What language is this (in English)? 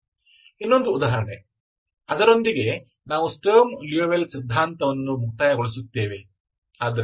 Kannada